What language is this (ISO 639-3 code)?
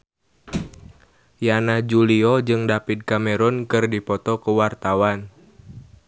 sun